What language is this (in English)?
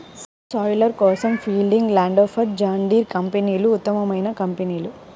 Telugu